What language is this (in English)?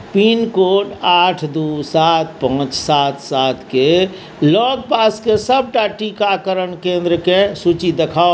Maithili